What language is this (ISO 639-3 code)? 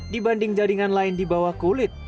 ind